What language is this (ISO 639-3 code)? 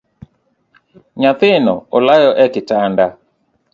luo